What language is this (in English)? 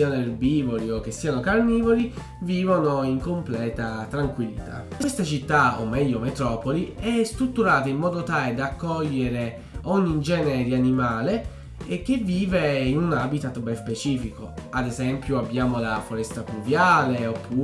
Italian